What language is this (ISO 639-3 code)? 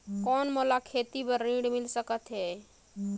hne